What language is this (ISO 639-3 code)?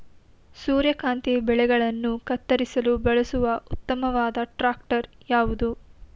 kan